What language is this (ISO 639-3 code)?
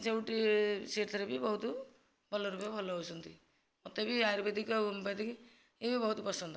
ori